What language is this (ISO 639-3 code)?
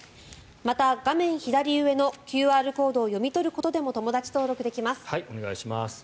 jpn